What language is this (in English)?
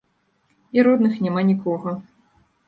Belarusian